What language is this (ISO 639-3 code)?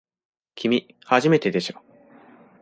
jpn